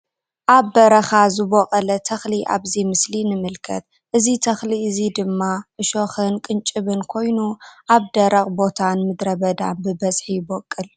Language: Tigrinya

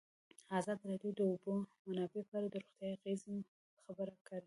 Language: Pashto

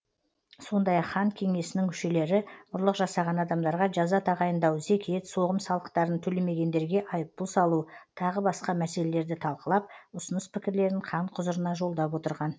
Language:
Kazakh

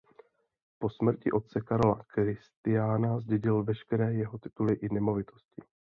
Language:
Czech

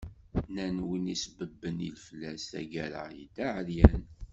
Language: Kabyle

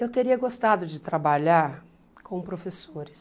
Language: Portuguese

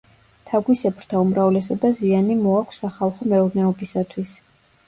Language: Georgian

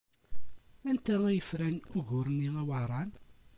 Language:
Kabyle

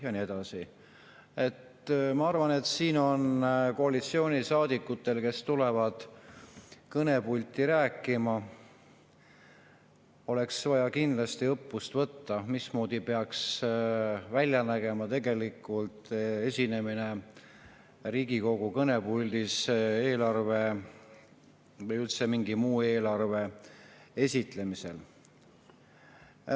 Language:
Estonian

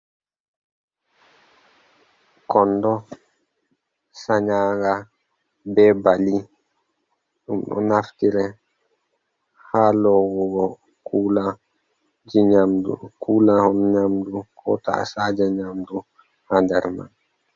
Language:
Fula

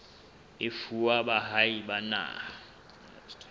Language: Southern Sotho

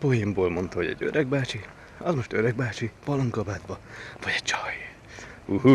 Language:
Hungarian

